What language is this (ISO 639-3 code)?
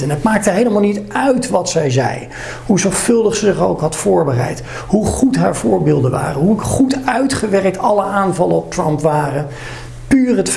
nld